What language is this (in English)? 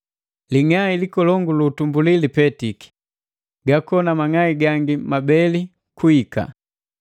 Matengo